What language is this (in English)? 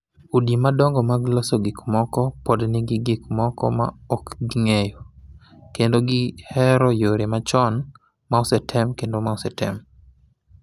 Luo (Kenya and Tanzania)